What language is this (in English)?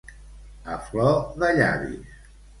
Catalan